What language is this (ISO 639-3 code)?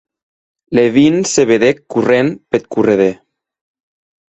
oci